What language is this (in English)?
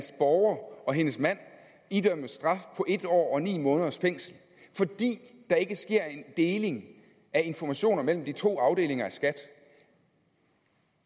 Danish